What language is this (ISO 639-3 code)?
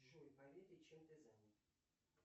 rus